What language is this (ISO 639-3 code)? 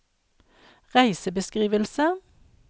nor